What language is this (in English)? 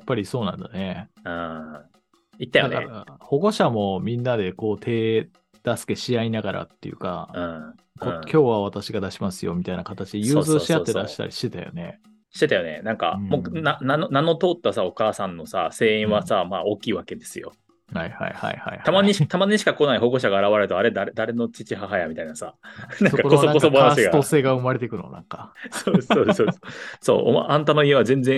Japanese